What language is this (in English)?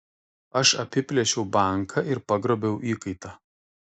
Lithuanian